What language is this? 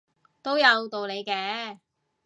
Cantonese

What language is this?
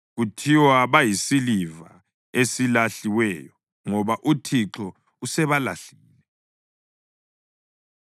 North Ndebele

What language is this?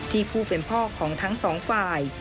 Thai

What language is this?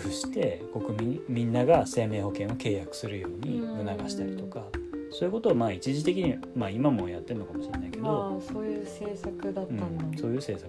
Japanese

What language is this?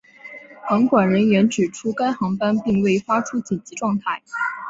Chinese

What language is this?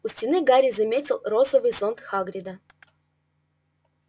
Russian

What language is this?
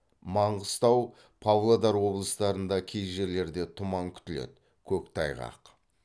Kazakh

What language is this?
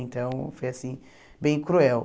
Portuguese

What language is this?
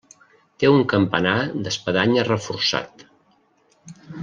Catalan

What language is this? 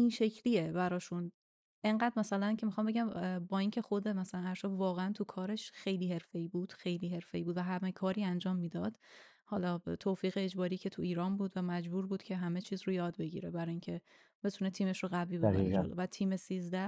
Persian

